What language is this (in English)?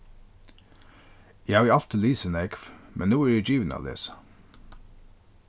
Faroese